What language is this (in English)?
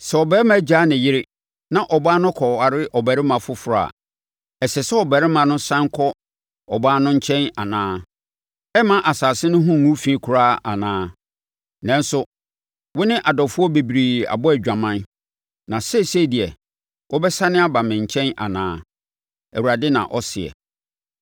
Akan